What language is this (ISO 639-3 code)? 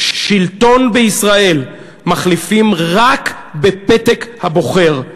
heb